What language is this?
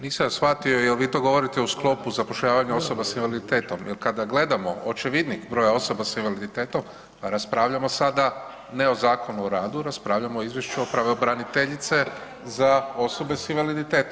Croatian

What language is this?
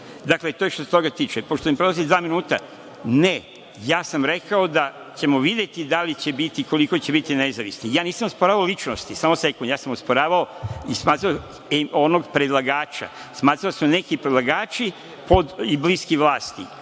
Serbian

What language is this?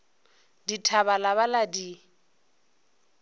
Northern Sotho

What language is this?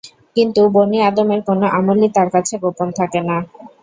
Bangla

